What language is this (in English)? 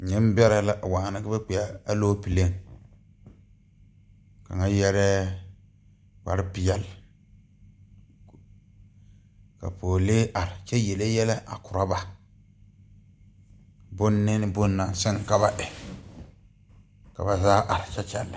Southern Dagaare